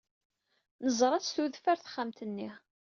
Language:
Kabyle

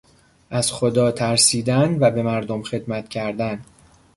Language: Persian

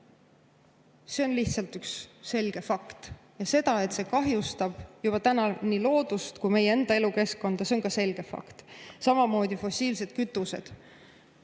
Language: Estonian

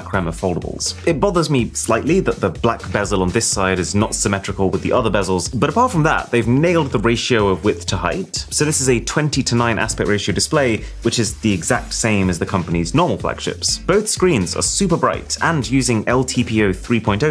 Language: English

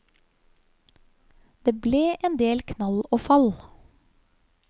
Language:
Norwegian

